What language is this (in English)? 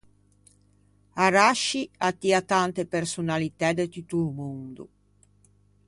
Ligurian